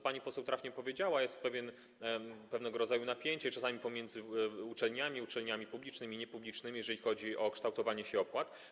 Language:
Polish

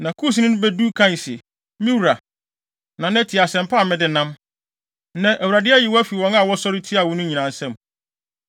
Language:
Akan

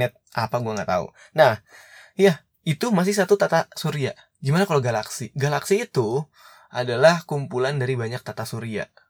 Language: Indonesian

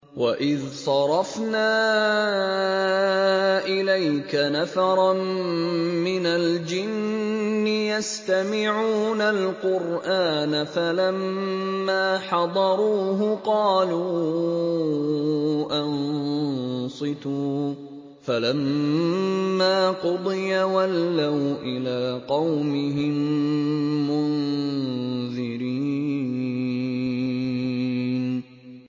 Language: Arabic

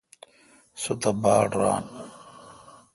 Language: Kalkoti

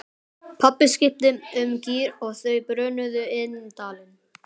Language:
Icelandic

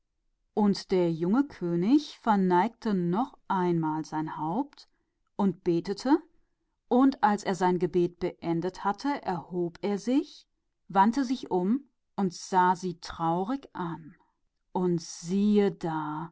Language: German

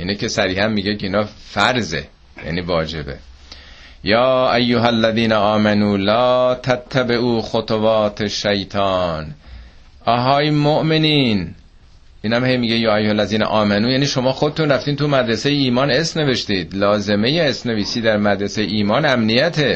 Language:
Persian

